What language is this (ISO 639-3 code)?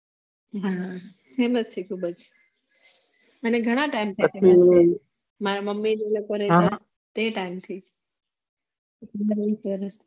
guj